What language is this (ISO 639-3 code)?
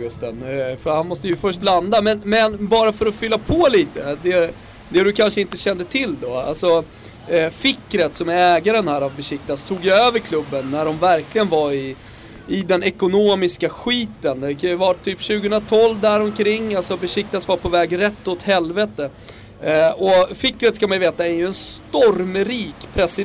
swe